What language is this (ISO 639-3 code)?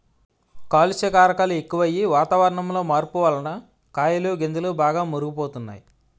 tel